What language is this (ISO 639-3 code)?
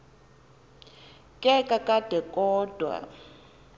xho